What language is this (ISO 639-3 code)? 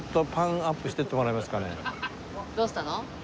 jpn